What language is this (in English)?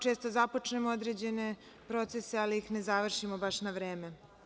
Serbian